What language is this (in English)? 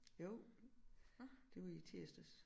Danish